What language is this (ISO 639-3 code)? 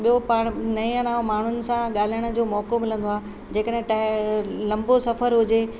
snd